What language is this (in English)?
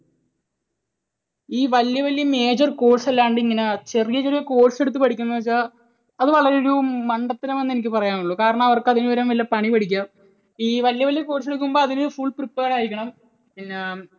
Malayalam